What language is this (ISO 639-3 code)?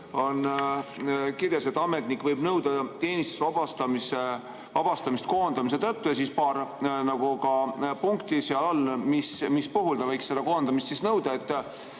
est